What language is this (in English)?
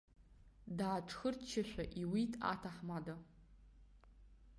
Abkhazian